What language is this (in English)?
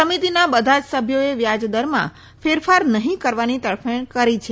Gujarati